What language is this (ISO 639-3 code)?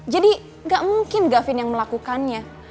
ind